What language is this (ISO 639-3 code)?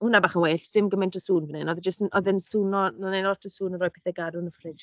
cym